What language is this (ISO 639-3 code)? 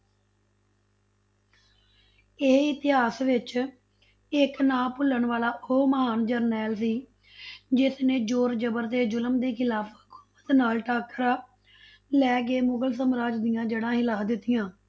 pan